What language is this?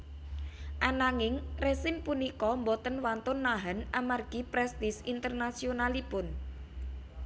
Javanese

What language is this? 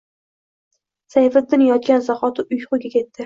Uzbek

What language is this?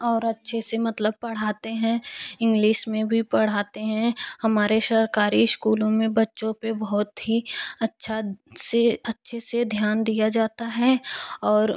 Hindi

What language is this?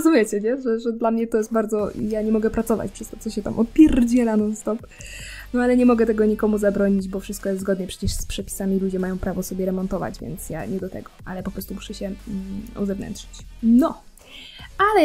Polish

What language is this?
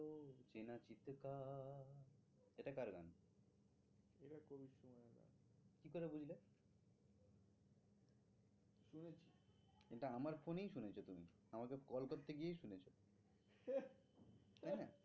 Bangla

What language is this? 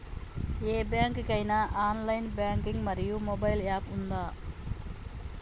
Telugu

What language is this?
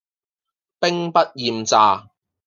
Cantonese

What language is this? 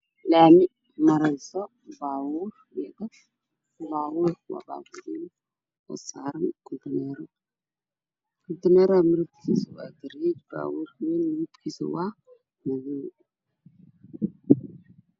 Somali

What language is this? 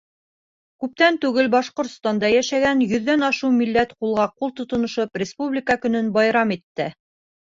Bashkir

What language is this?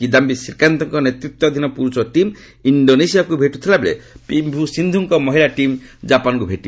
Odia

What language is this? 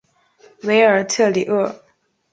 Chinese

